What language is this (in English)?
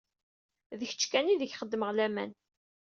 Kabyle